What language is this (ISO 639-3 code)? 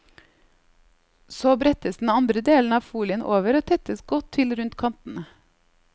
nor